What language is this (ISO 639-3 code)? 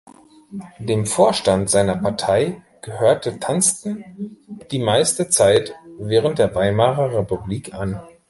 deu